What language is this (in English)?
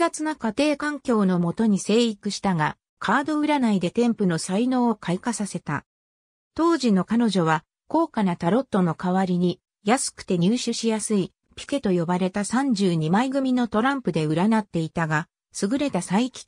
Japanese